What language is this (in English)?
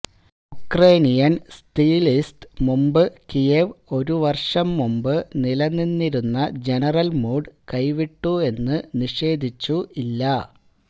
Malayalam